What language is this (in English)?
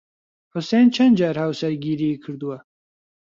Central Kurdish